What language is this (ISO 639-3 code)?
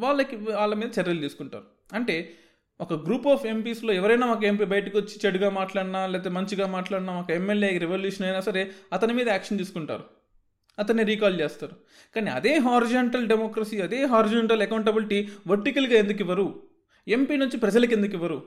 tel